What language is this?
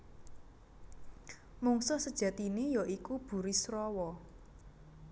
Javanese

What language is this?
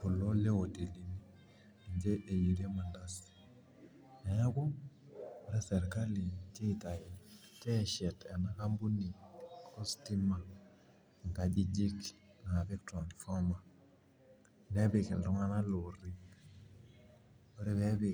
Masai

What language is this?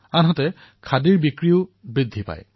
Assamese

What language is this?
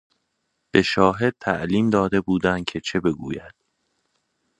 Persian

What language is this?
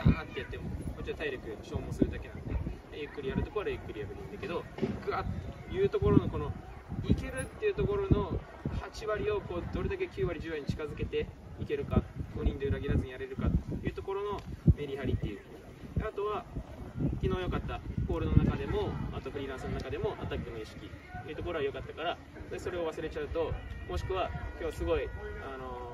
Japanese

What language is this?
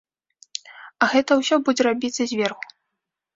Belarusian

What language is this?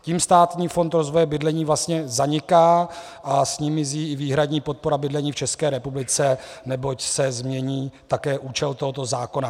Czech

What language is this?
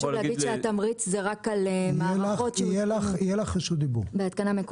Hebrew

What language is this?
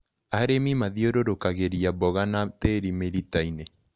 Kikuyu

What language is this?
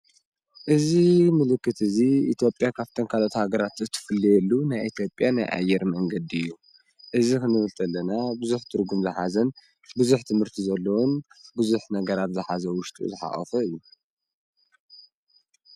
Tigrinya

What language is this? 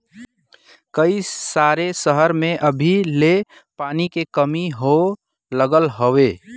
Bhojpuri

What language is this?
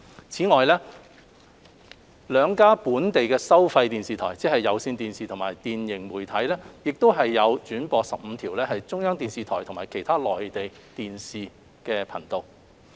Cantonese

